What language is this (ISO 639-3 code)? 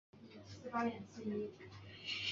zho